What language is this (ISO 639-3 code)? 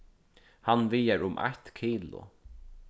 fao